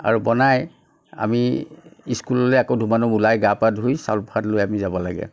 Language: Assamese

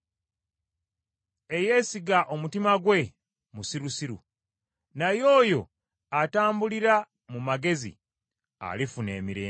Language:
Ganda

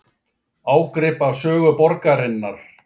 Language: Icelandic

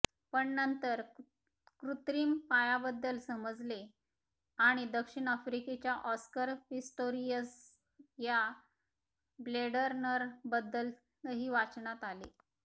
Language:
Marathi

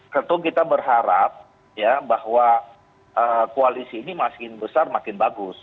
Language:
Indonesian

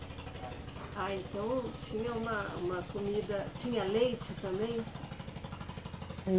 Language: Portuguese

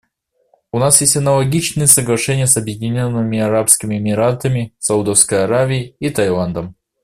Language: Russian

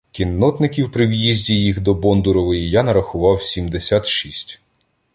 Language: Ukrainian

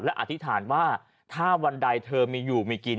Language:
Thai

